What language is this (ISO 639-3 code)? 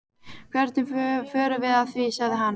isl